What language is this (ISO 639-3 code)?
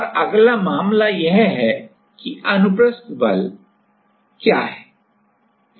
hin